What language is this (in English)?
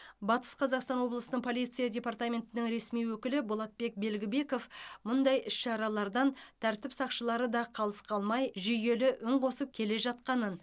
Kazakh